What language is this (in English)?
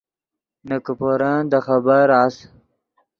Yidgha